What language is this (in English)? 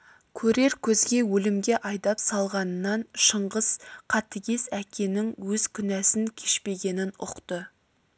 Kazakh